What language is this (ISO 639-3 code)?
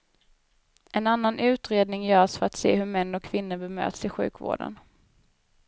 swe